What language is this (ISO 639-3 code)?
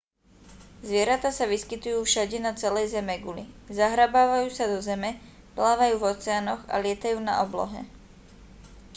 slk